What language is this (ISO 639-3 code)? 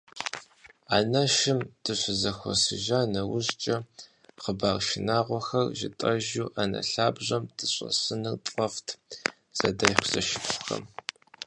kbd